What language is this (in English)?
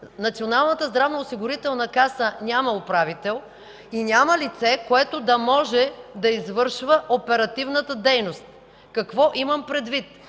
Bulgarian